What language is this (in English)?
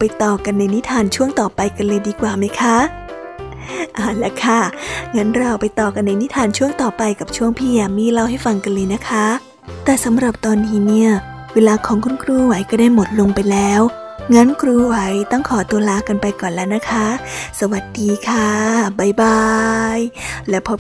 Thai